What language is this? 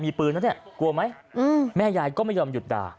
Thai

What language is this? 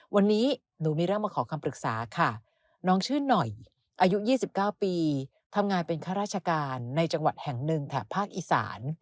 Thai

